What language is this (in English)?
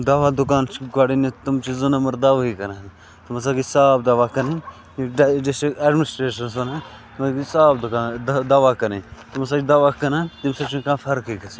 Kashmiri